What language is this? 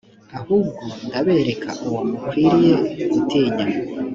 Kinyarwanda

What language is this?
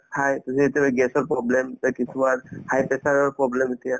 Assamese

